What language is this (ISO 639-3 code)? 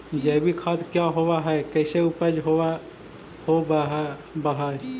mag